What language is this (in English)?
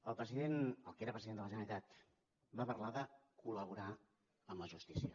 Catalan